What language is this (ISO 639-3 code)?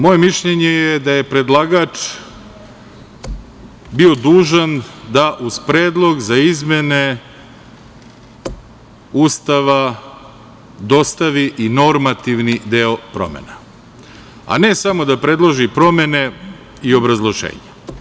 srp